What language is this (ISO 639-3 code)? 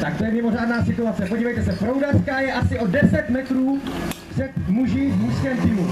ces